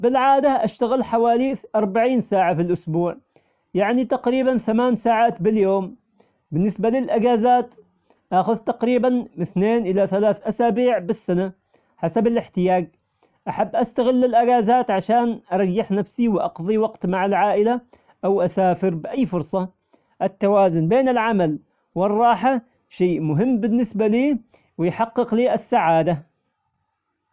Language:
Omani Arabic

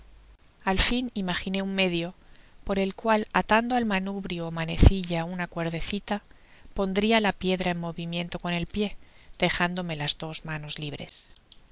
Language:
Spanish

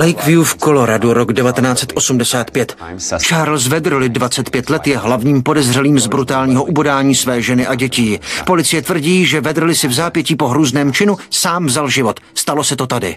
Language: Czech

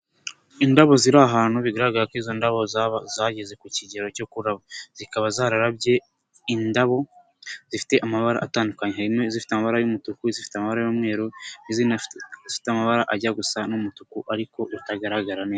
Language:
Kinyarwanda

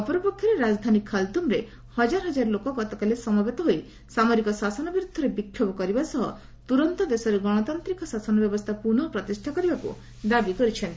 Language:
Odia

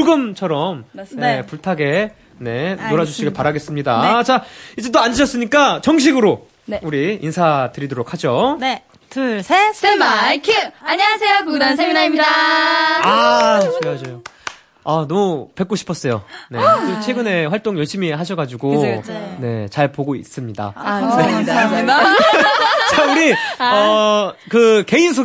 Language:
Korean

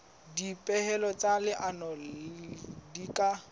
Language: Southern Sotho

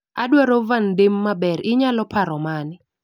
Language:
Luo (Kenya and Tanzania)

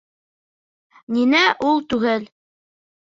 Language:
Bashkir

